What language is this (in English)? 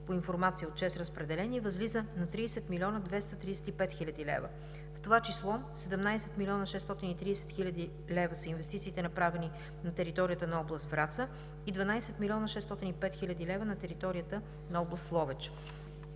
Bulgarian